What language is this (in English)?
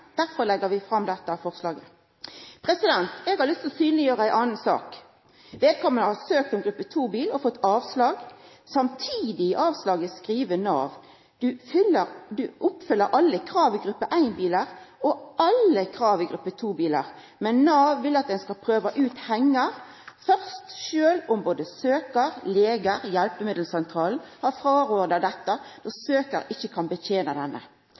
Norwegian Nynorsk